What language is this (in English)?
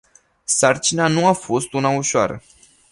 Romanian